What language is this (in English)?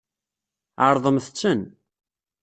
Kabyle